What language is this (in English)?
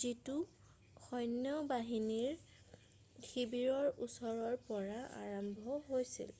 Assamese